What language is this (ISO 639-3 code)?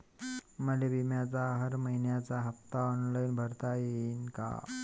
mar